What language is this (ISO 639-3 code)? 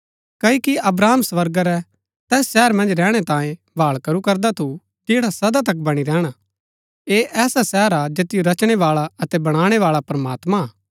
gbk